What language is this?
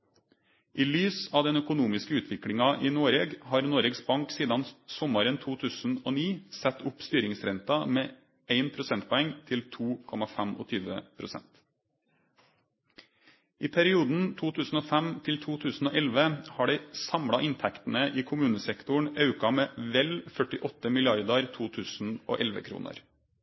Norwegian Nynorsk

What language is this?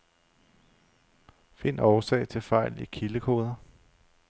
Danish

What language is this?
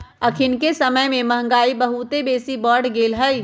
Magahi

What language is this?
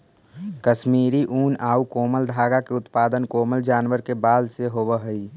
Magahi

